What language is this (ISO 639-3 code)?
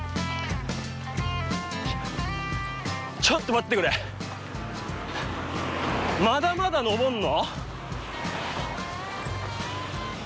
jpn